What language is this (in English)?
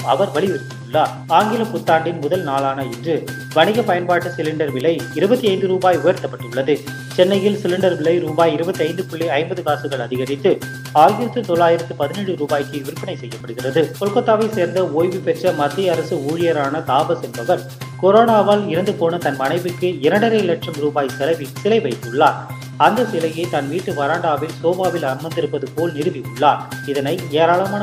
Tamil